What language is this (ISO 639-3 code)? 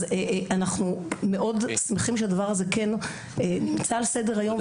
heb